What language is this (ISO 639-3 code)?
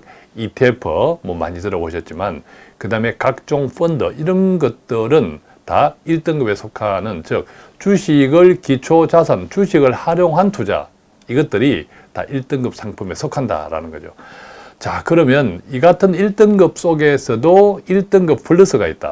kor